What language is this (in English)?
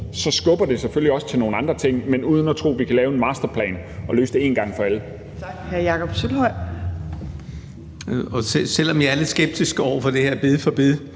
Danish